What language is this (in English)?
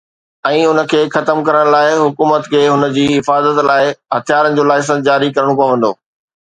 Sindhi